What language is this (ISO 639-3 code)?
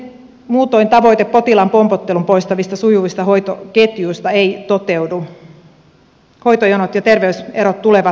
fin